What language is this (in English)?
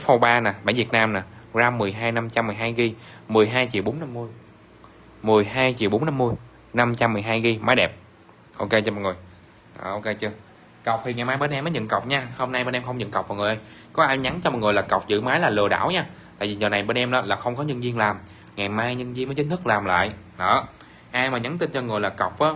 Vietnamese